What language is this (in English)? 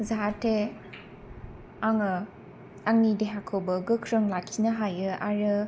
Bodo